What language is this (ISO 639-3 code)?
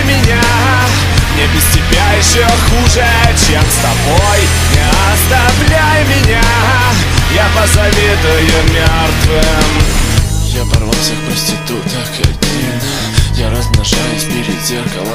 rus